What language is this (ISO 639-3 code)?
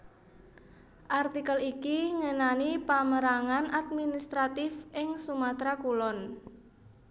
jav